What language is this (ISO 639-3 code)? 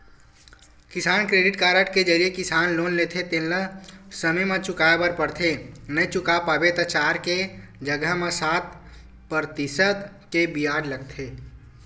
hne